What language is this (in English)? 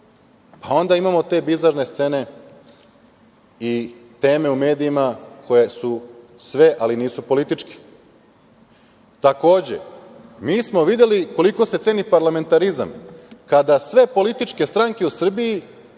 Serbian